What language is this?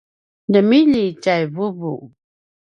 Paiwan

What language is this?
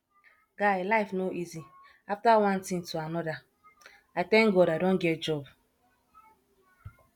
Nigerian Pidgin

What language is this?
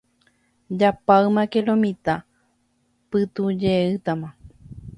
Guarani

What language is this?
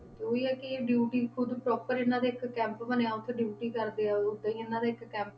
Punjabi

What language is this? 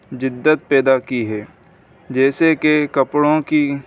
Urdu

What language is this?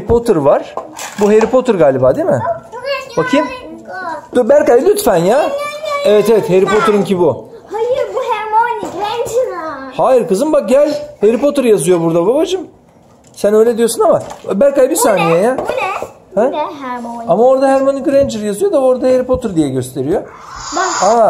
Turkish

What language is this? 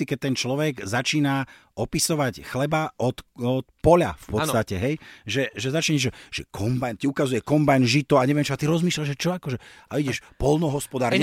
Slovak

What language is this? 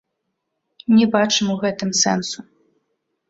Belarusian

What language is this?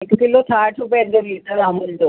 Sindhi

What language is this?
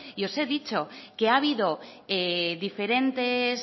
Spanish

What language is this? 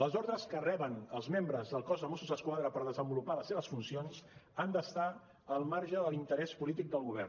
Catalan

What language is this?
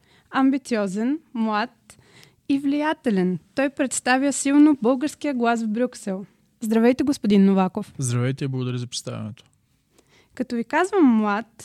Bulgarian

